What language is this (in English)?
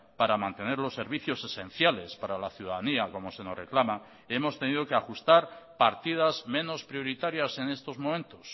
Spanish